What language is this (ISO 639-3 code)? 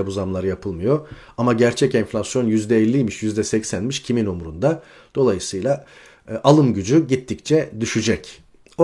tur